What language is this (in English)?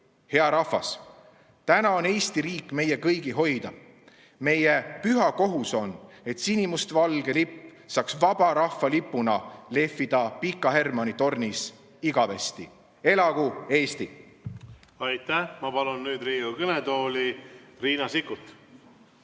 Estonian